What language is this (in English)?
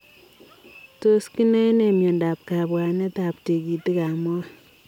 Kalenjin